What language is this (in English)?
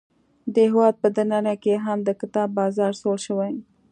Pashto